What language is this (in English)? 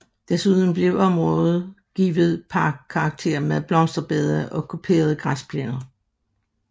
Danish